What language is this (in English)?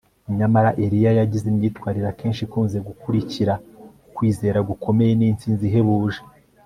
Kinyarwanda